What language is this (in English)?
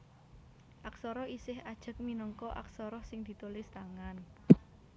Javanese